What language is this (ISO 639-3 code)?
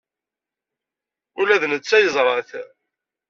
kab